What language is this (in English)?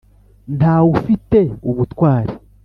Kinyarwanda